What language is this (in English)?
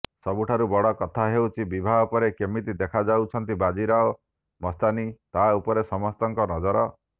Odia